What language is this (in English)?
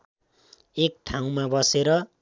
Nepali